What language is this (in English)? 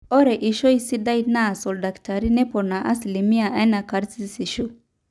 Masai